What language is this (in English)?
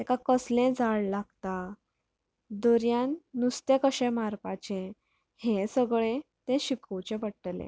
Konkani